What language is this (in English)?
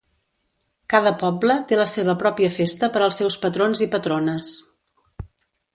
Catalan